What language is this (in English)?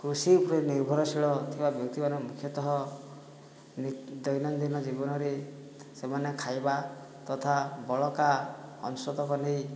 Odia